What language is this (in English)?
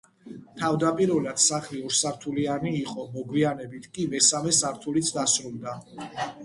Georgian